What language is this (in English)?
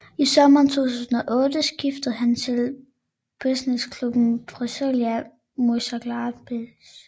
Danish